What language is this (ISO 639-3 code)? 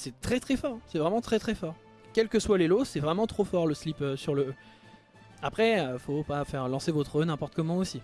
fra